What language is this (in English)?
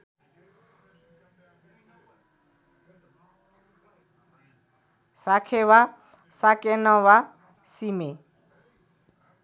Nepali